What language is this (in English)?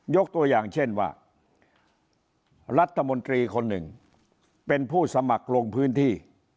Thai